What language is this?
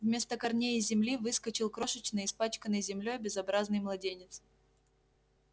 Russian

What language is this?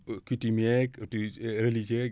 Wolof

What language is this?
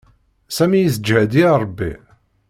Kabyle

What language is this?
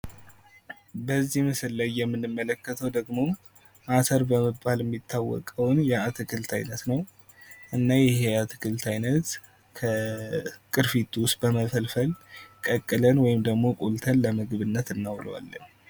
Amharic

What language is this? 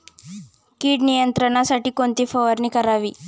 Marathi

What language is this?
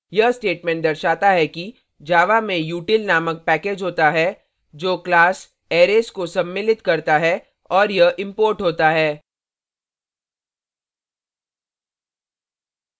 Hindi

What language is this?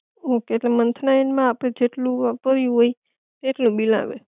Gujarati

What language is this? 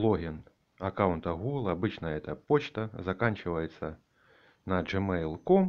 Russian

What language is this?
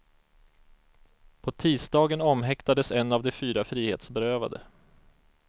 Swedish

